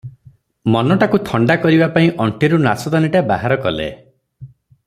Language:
Odia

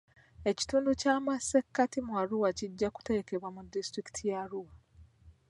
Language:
Ganda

